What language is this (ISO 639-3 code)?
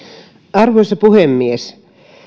fin